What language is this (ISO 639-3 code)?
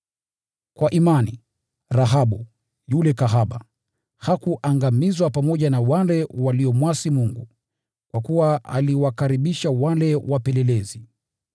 swa